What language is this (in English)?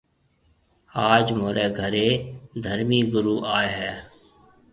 Marwari (Pakistan)